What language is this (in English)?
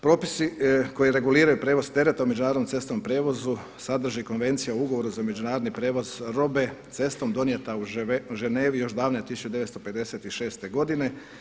Croatian